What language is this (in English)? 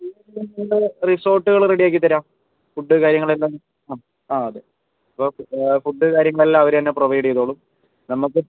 Malayalam